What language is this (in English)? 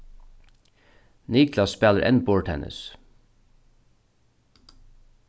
Faroese